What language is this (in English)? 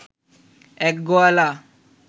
Bangla